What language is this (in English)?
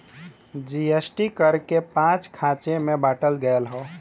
Bhojpuri